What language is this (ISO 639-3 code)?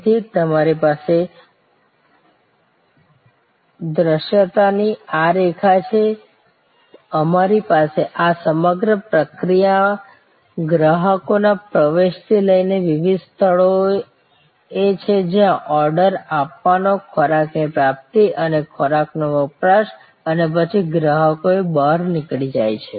guj